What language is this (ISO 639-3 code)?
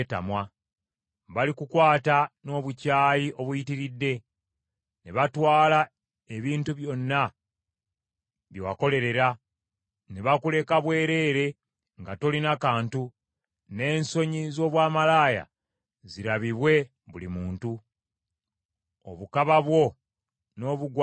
lug